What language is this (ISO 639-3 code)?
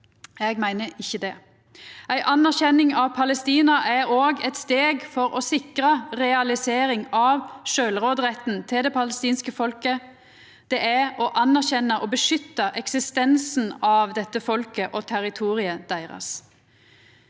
nor